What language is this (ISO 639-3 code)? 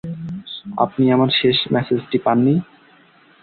ben